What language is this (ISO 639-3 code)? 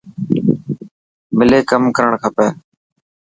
mki